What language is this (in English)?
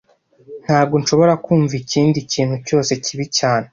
Kinyarwanda